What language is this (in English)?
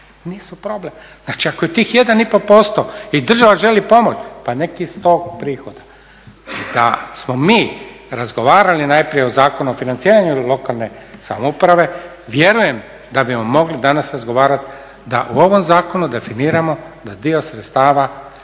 Croatian